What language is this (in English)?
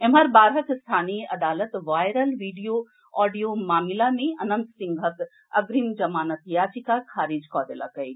Maithili